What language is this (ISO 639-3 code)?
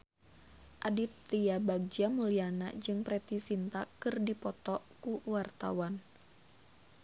sun